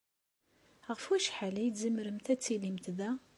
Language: Kabyle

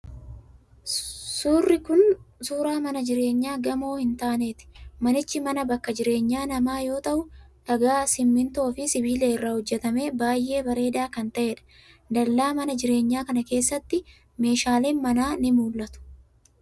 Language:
Oromo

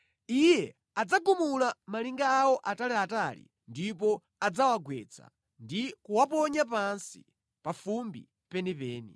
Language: Nyanja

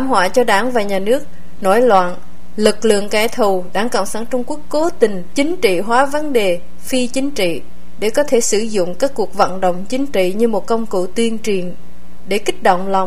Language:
Vietnamese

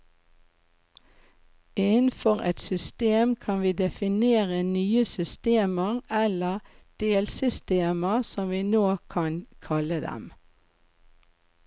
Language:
Norwegian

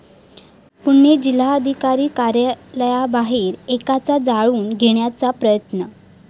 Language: Marathi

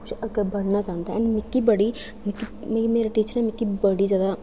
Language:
Dogri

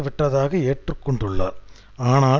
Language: Tamil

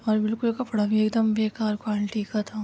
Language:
Urdu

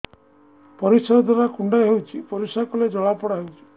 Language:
Odia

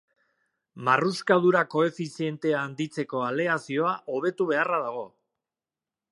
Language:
Basque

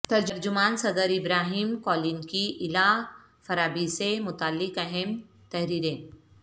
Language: Urdu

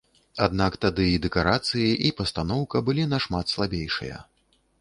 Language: Belarusian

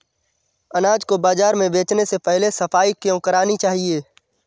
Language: Hindi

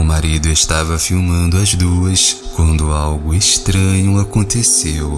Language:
Portuguese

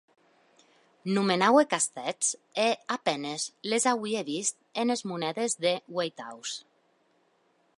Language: Occitan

